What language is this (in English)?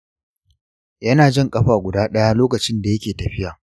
Hausa